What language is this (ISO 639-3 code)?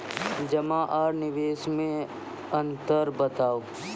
mai